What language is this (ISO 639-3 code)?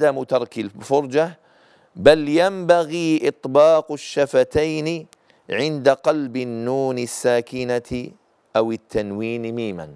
ara